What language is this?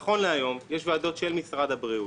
Hebrew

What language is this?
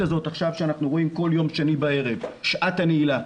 Hebrew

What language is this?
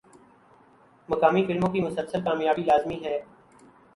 Urdu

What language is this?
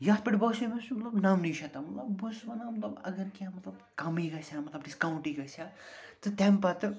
Kashmiri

